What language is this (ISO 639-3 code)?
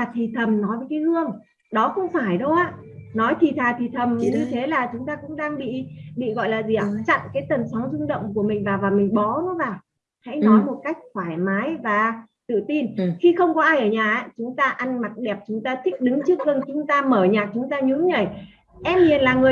vie